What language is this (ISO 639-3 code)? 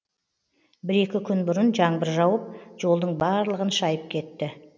kaz